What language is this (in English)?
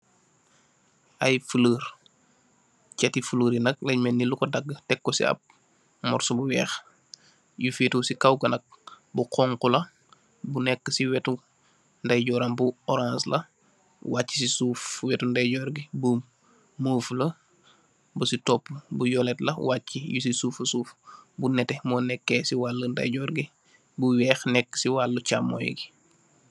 Wolof